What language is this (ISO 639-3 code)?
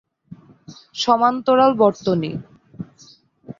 ben